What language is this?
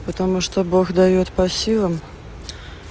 Russian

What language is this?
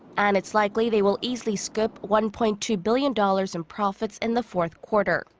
English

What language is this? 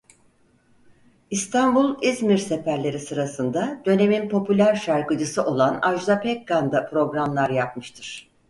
Turkish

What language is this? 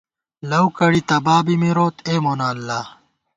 Gawar-Bati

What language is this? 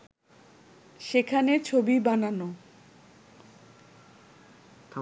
Bangla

